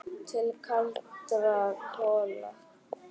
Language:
Icelandic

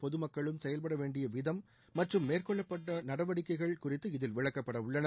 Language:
Tamil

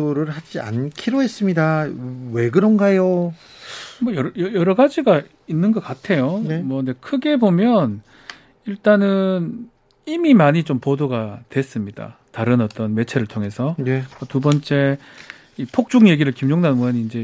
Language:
Korean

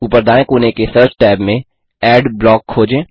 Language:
Hindi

